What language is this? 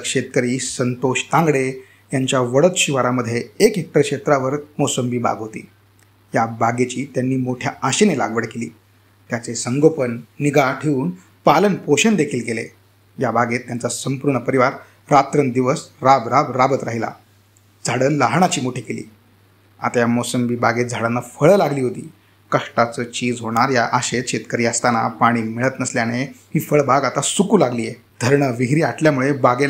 Marathi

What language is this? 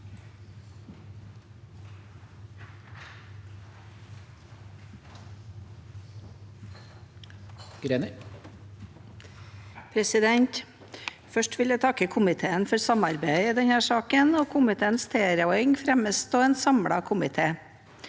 Norwegian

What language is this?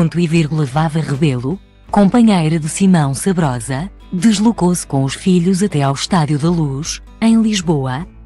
Portuguese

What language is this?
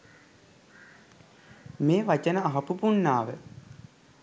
Sinhala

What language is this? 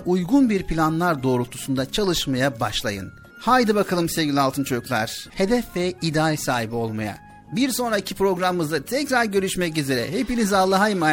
Turkish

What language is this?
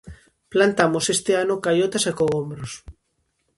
Galician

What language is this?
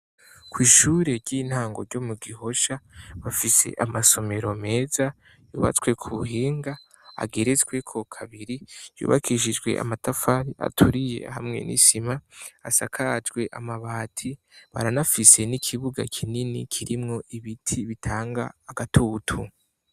Rundi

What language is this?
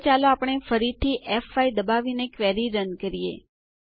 Gujarati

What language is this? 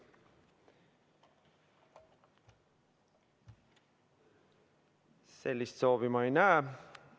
Estonian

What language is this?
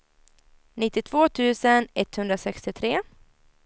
Swedish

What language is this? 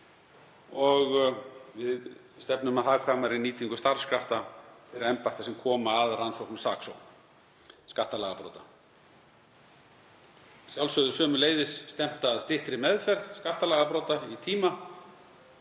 Icelandic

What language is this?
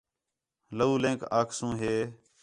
Khetrani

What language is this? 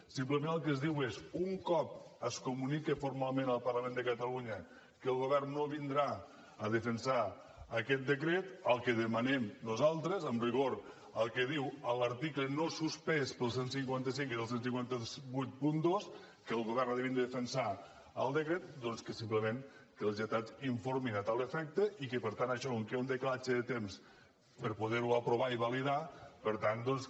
Catalan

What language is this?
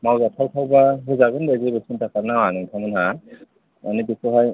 Bodo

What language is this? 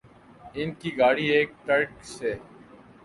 Urdu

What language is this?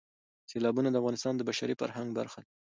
Pashto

